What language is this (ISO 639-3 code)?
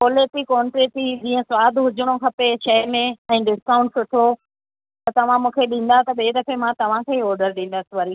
snd